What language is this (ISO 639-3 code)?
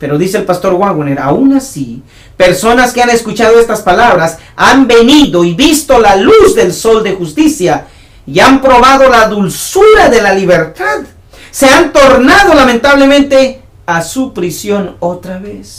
spa